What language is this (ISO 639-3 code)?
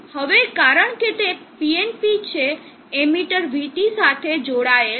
guj